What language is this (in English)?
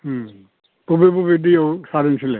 Bodo